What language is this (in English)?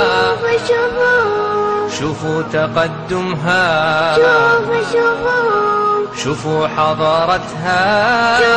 Arabic